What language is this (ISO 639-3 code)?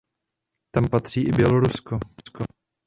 ces